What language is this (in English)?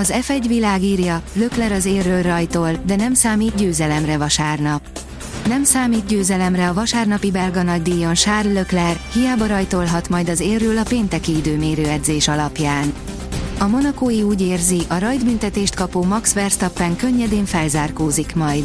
Hungarian